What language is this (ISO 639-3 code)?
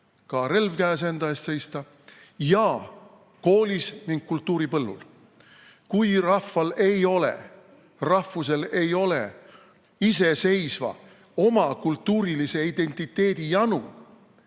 est